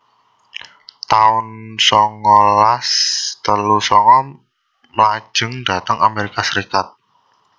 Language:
Javanese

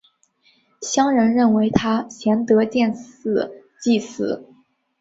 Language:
Chinese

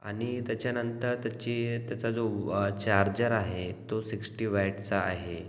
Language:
Marathi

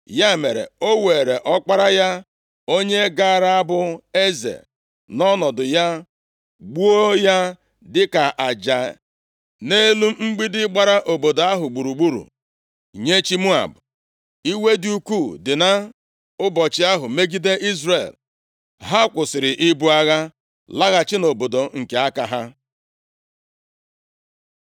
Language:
Igbo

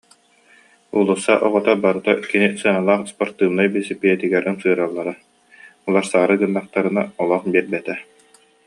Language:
Yakut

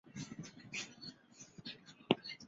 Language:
Chinese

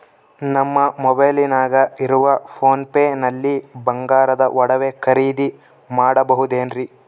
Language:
Kannada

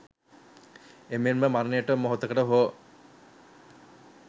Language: Sinhala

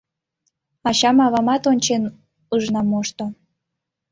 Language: Mari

